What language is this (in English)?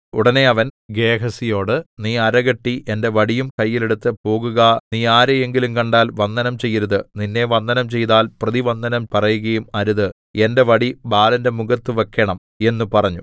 Malayalam